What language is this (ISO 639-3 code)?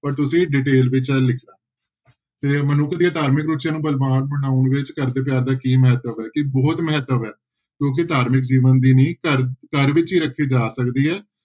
pan